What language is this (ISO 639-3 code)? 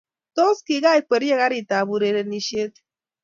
kln